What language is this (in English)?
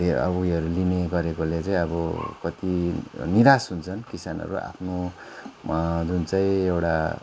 Nepali